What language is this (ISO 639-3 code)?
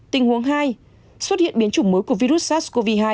vie